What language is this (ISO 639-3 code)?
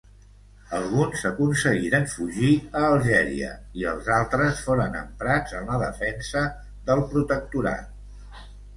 cat